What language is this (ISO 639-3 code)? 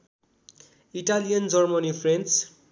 nep